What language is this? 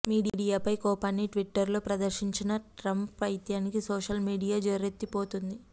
Telugu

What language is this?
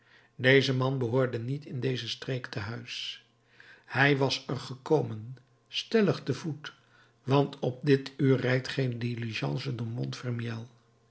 Dutch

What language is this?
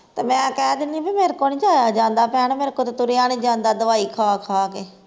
Punjabi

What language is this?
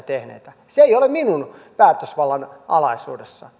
Finnish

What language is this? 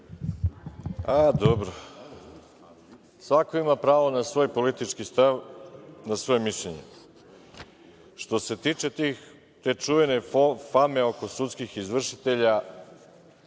Serbian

